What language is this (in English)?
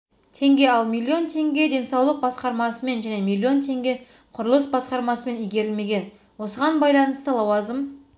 Kazakh